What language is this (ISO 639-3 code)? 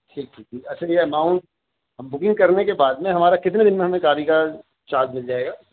urd